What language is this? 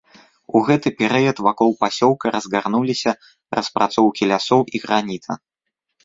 Belarusian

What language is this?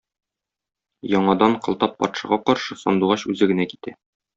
Tatar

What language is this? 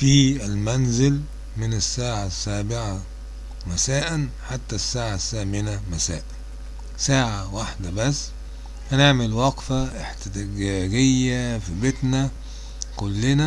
Arabic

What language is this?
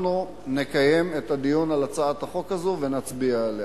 Hebrew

